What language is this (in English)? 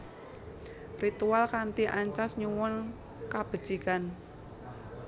Javanese